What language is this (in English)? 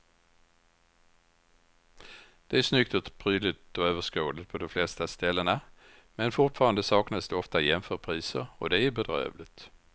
Swedish